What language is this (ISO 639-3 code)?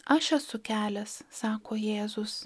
lit